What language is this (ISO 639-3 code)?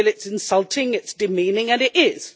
eng